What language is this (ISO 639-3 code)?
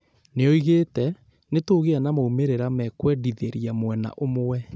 kik